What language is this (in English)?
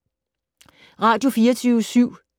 Danish